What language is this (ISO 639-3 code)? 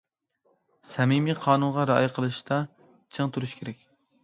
uig